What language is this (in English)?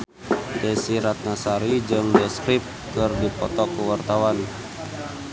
Sundanese